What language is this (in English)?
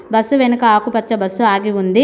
Telugu